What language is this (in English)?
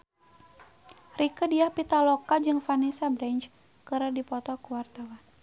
Sundanese